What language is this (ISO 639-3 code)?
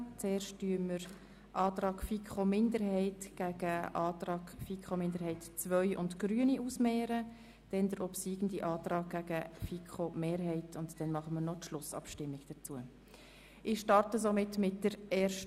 gsw